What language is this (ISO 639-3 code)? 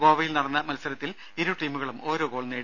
mal